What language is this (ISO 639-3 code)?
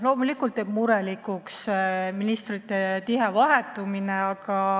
est